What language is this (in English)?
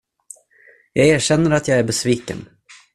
Swedish